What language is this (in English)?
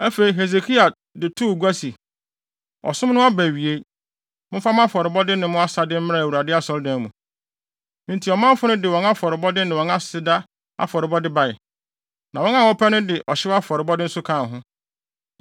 Akan